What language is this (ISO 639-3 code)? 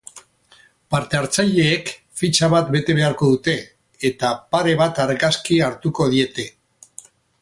eus